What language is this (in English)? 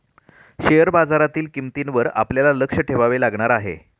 Marathi